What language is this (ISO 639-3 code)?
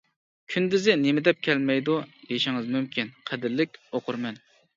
uig